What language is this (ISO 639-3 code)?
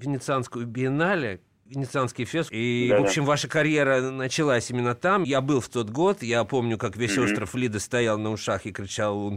rus